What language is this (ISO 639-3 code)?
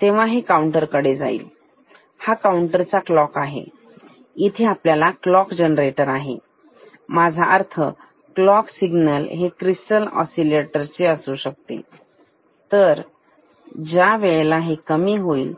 mar